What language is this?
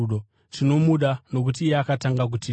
Shona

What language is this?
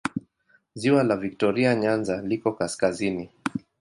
Swahili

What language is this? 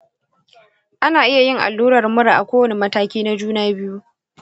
Hausa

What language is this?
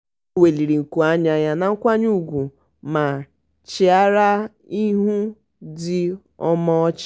Igbo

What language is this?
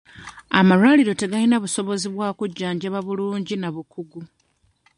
Ganda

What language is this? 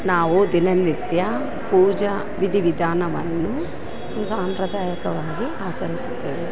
Kannada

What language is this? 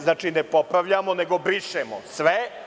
Serbian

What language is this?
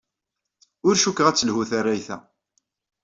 Kabyle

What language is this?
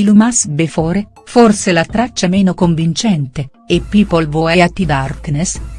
Italian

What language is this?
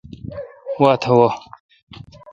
Kalkoti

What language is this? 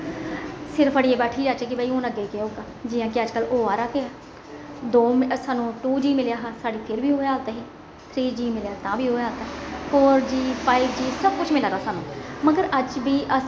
Dogri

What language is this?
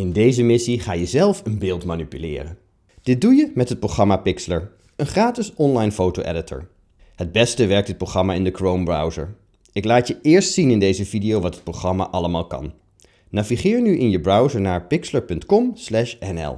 Dutch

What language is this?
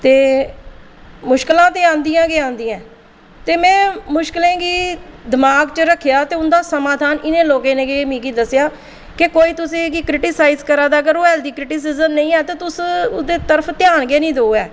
Dogri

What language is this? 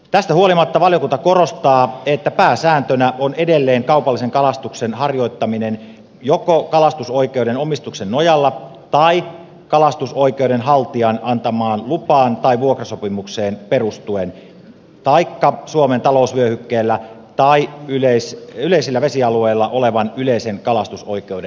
Finnish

